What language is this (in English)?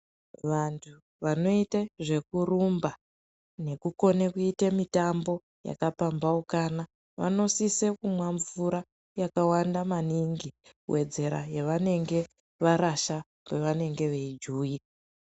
Ndau